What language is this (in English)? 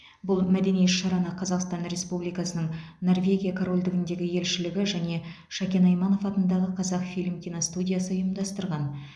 Kazakh